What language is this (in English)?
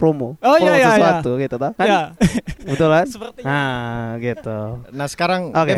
Indonesian